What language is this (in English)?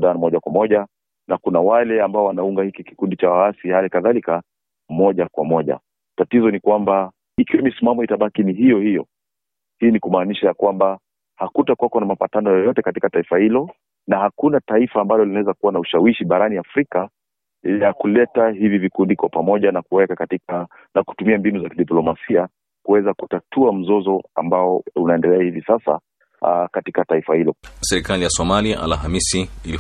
Swahili